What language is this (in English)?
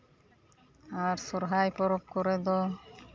Santali